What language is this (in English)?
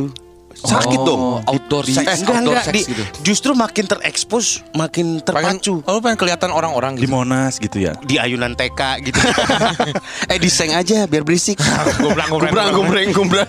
Indonesian